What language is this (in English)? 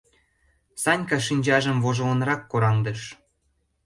Mari